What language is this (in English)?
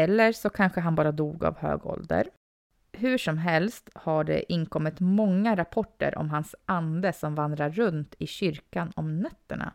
Swedish